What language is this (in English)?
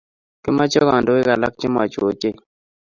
Kalenjin